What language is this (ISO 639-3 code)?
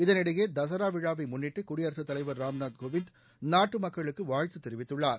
tam